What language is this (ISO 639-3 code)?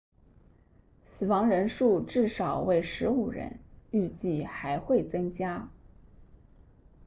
zho